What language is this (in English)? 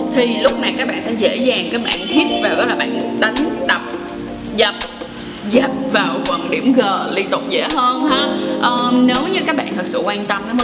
Vietnamese